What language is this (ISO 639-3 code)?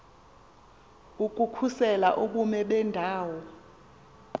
xho